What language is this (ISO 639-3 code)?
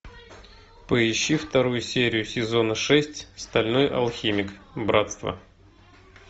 rus